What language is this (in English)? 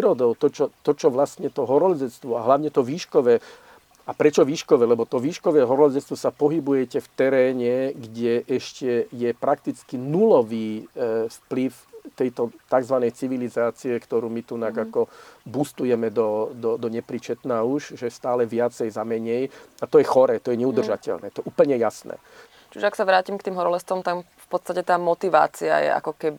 Slovak